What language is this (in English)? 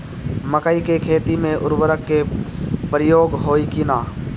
Bhojpuri